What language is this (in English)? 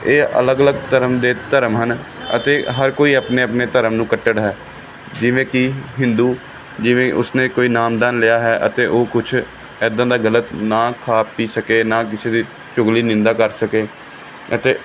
Punjabi